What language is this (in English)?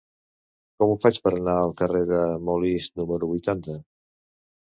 Catalan